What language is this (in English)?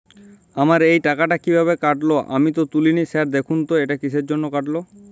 Bangla